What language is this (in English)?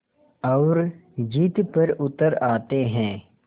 Hindi